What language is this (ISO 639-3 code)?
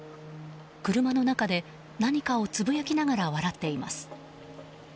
jpn